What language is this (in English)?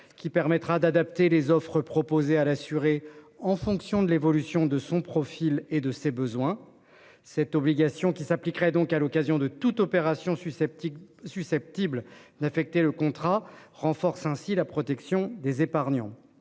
French